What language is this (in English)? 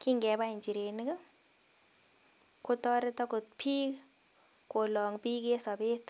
Kalenjin